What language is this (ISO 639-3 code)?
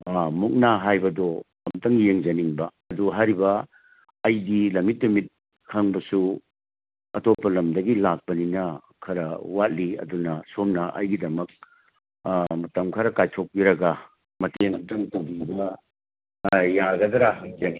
mni